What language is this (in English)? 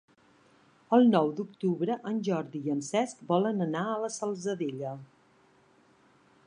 Catalan